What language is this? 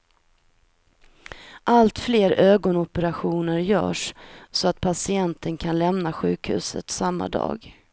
Swedish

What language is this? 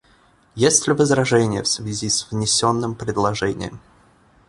Russian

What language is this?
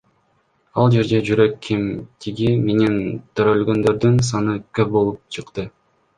Kyrgyz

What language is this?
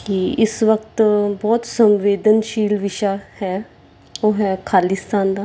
Punjabi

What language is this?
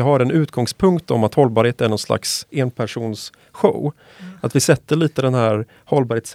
Swedish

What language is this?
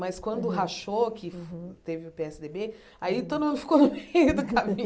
Portuguese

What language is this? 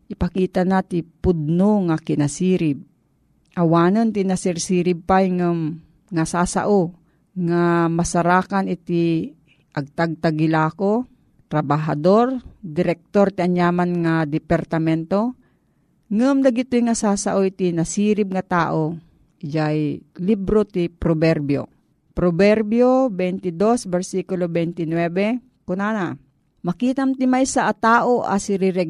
Filipino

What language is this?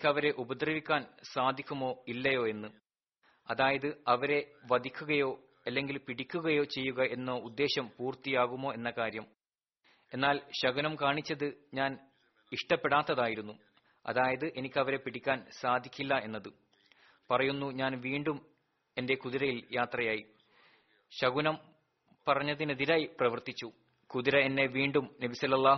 Malayalam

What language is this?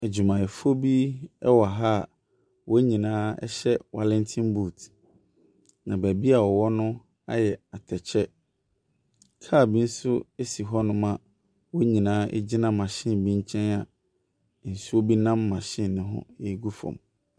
Akan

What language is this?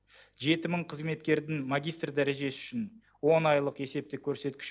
Kazakh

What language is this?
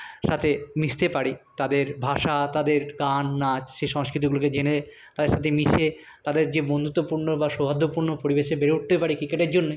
Bangla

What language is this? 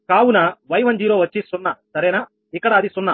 Telugu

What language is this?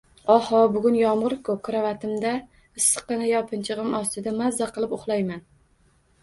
Uzbek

